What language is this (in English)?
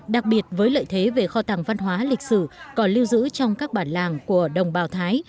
Vietnamese